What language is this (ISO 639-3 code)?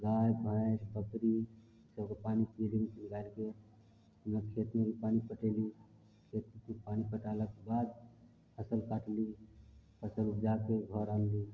mai